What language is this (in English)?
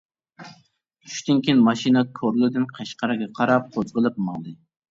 Uyghur